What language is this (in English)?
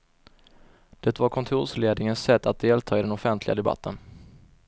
Swedish